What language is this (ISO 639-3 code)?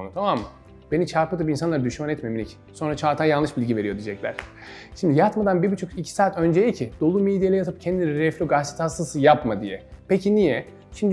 tur